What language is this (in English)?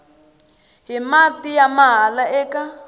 Tsonga